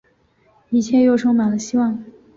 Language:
Chinese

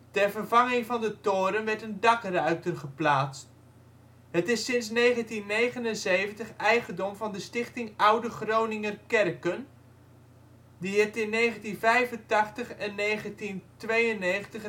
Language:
Dutch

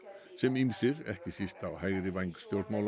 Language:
Icelandic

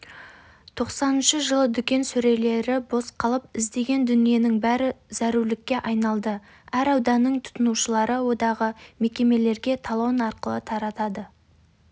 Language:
Kazakh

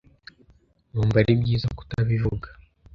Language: Kinyarwanda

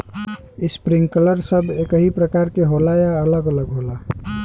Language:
Bhojpuri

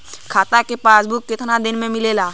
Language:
Bhojpuri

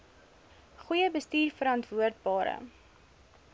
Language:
Afrikaans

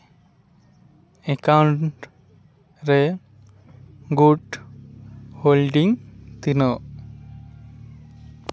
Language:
Santali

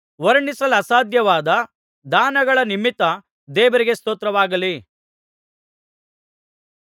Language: Kannada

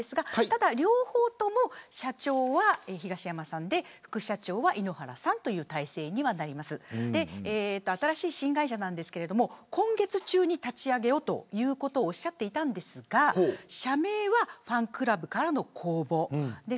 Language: Japanese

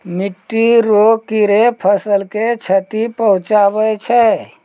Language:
Maithili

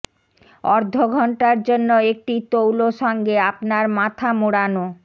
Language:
Bangla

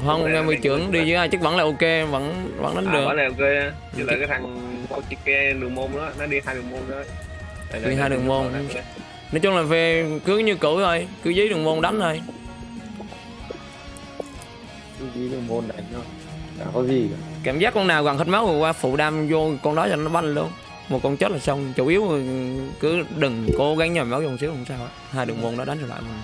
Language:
Vietnamese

